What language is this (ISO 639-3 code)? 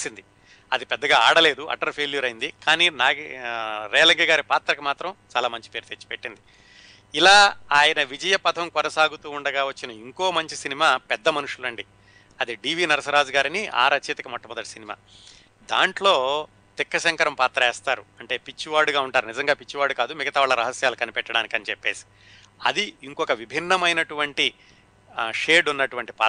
tel